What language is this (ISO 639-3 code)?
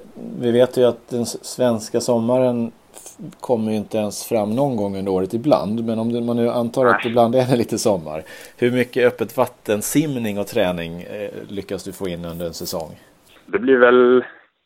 swe